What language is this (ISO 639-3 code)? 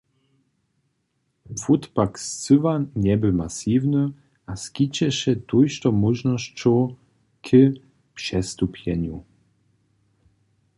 hsb